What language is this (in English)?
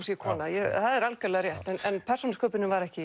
Icelandic